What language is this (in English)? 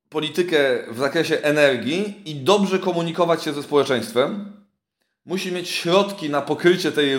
Polish